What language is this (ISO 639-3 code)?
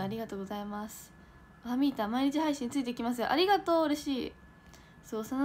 jpn